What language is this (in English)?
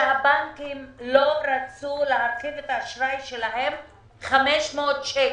Hebrew